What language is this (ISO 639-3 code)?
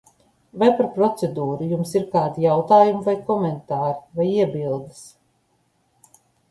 lav